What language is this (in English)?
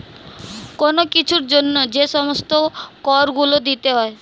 Bangla